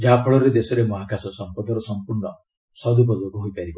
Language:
Odia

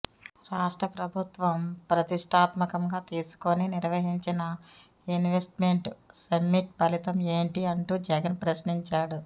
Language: Telugu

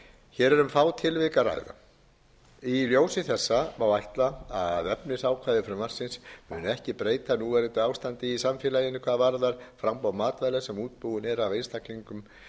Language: Icelandic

